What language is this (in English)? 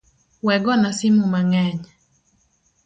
Luo (Kenya and Tanzania)